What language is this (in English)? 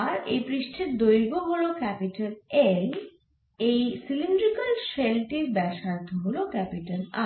Bangla